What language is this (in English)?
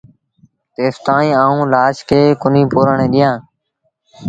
Sindhi Bhil